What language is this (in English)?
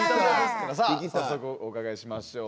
Japanese